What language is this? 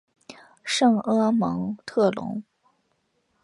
Chinese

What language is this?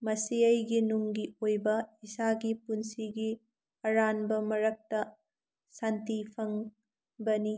Manipuri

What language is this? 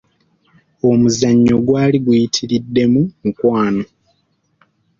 Ganda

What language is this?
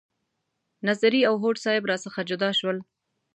Pashto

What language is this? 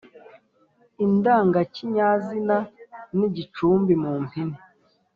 Kinyarwanda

